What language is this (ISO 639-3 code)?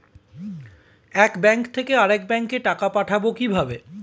ben